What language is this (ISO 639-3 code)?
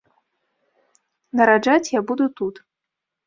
bel